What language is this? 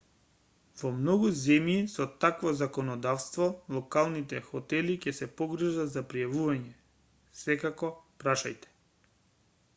Macedonian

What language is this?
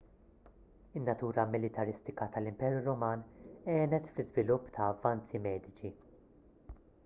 Maltese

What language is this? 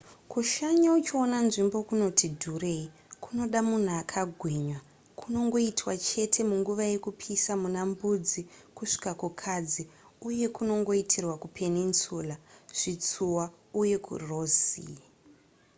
Shona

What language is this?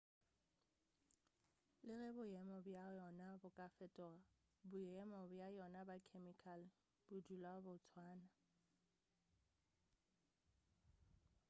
Northern Sotho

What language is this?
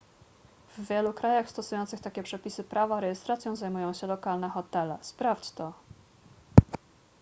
Polish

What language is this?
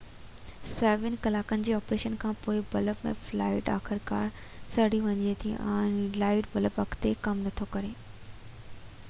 Sindhi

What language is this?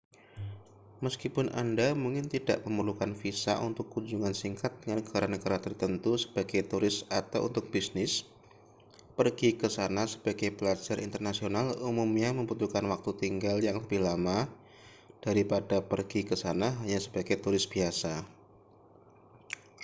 Indonesian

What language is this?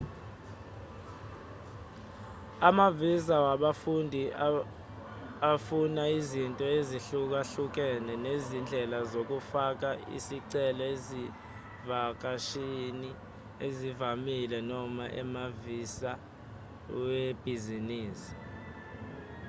Zulu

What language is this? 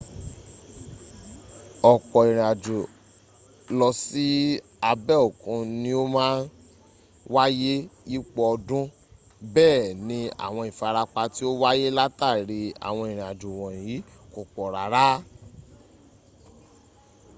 Yoruba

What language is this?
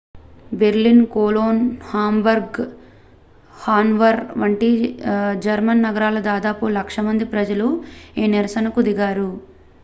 Telugu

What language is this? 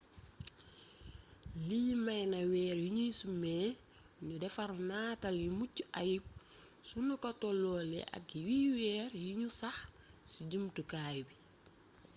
Wolof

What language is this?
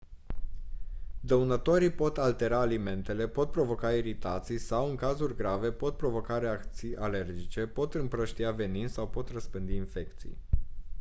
Romanian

